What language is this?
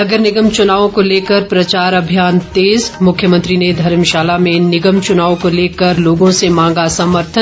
Hindi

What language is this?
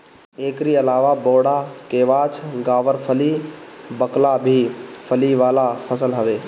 Bhojpuri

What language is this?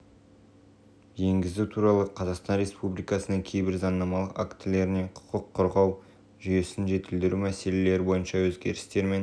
Kazakh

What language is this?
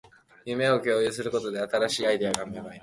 Japanese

